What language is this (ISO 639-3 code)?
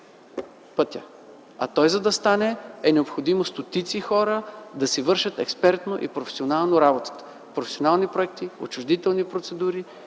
bul